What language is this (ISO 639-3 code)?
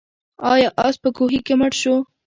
pus